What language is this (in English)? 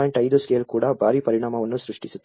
Kannada